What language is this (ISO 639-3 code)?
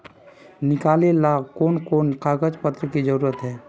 mag